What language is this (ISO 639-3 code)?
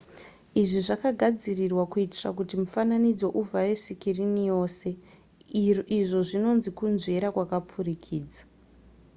sna